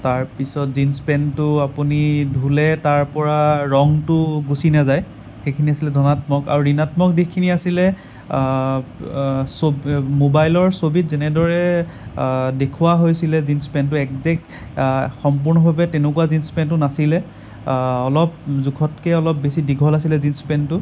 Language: Assamese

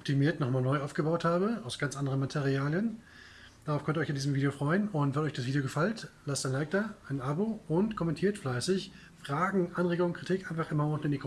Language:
German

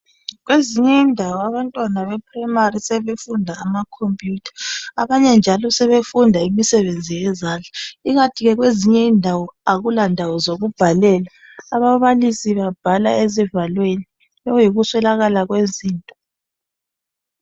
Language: North Ndebele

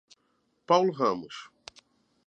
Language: Portuguese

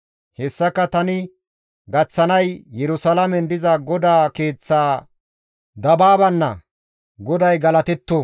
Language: Gamo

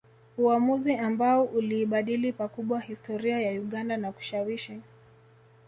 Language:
Swahili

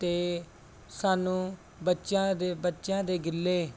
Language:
Punjabi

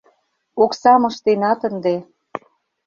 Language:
Mari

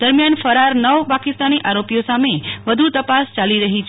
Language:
Gujarati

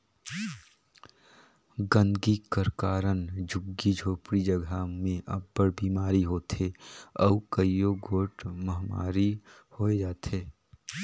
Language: Chhattisgarhi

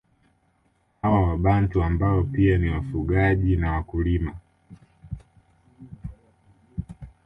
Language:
Swahili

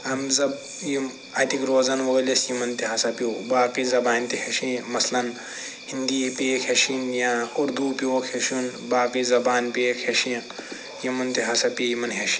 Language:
Kashmiri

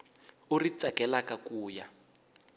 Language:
Tsonga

